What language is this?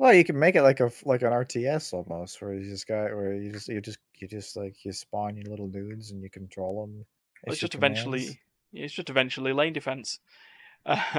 English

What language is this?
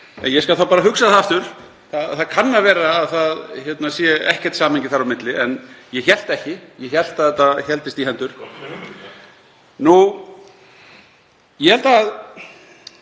Icelandic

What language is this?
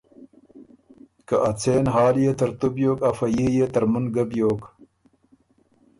Ormuri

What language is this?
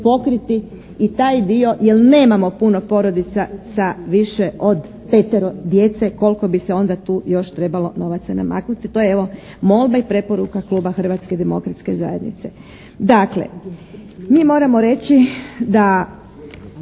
Croatian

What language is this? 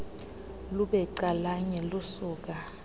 Xhosa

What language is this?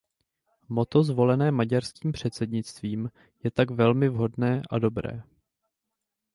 Czech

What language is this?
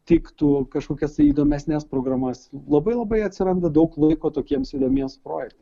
Lithuanian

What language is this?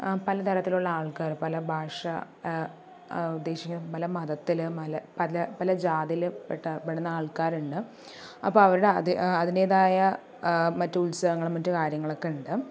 Malayalam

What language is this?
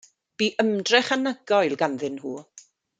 Welsh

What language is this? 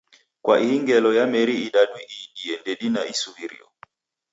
Taita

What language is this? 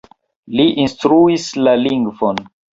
Esperanto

